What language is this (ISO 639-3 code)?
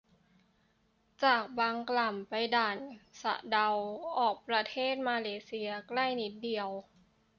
tha